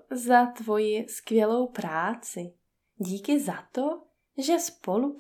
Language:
Czech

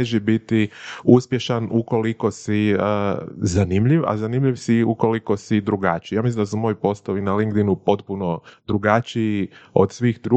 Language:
Croatian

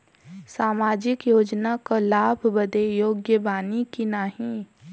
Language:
Bhojpuri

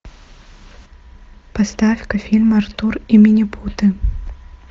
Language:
Russian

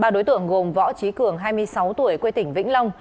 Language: Vietnamese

